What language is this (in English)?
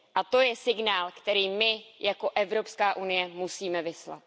Czech